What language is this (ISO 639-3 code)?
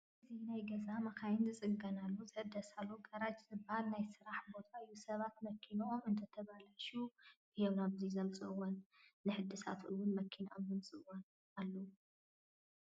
tir